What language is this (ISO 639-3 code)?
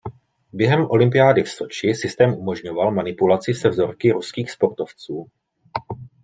ces